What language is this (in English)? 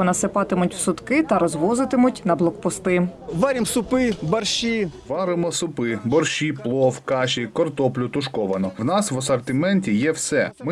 Ukrainian